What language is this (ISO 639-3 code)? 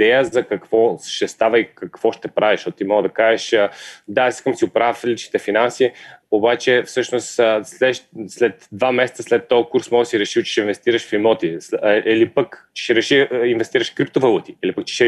bul